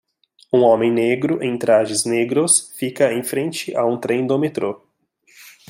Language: Portuguese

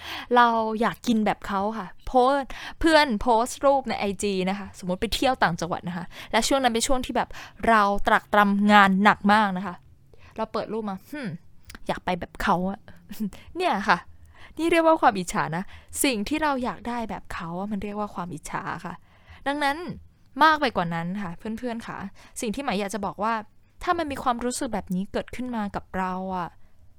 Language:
Thai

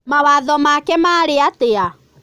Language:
Kikuyu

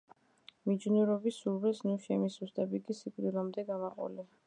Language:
Georgian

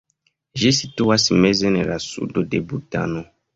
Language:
Esperanto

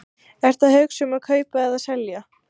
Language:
Icelandic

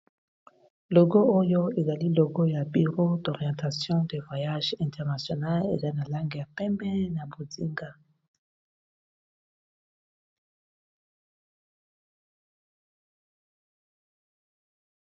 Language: Lingala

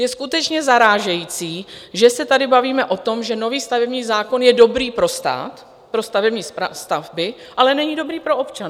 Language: Czech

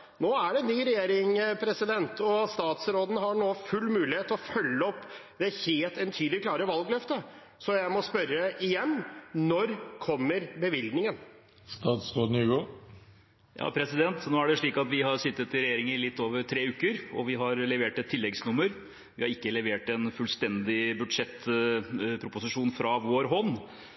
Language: Norwegian Bokmål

